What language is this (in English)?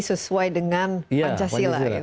Indonesian